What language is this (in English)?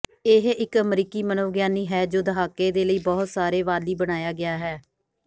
Punjabi